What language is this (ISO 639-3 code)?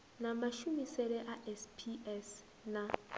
ven